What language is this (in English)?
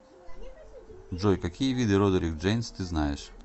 Russian